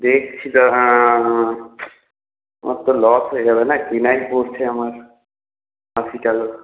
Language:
Bangla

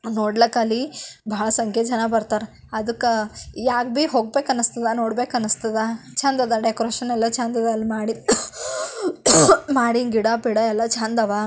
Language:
Kannada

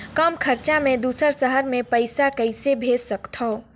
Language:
Chhattisgarhi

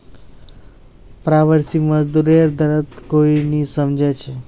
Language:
Magahi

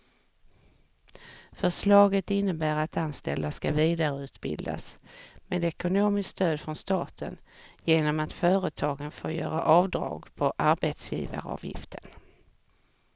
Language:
Swedish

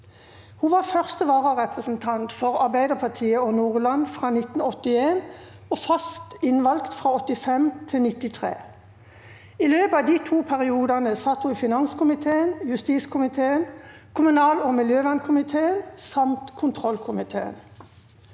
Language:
Norwegian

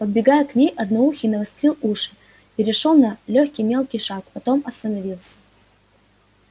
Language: Russian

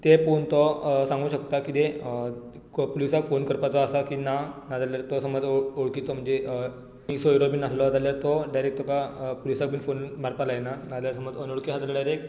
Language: Konkani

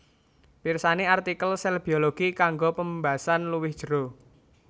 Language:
Javanese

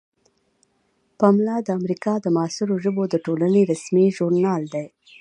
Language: Pashto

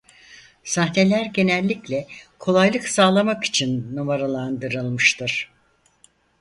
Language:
Turkish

